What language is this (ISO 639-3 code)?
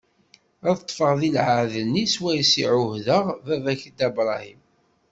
kab